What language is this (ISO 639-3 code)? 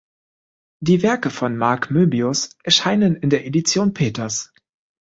deu